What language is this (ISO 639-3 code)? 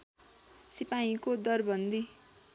nep